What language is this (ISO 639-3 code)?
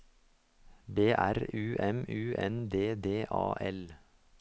nor